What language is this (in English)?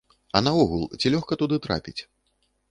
Belarusian